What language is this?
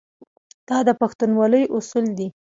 Pashto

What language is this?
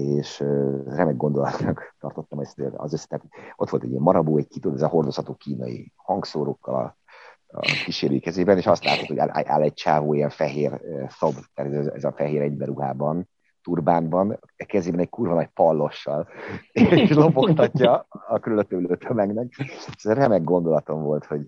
Hungarian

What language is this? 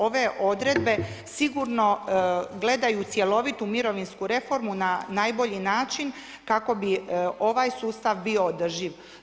Croatian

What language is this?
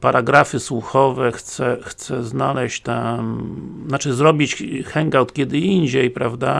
Polish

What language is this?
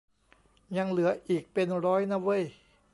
Thai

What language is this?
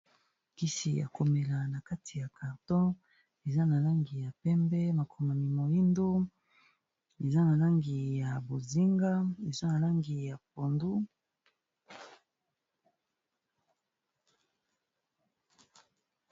Lingala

